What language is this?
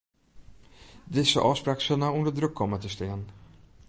Western Frisian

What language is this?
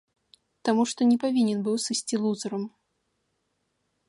Belarusian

